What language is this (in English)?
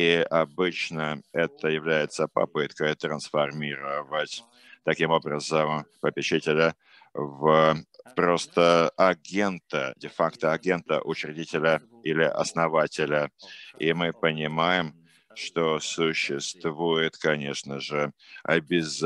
Russian